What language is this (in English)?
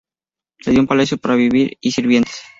Spanish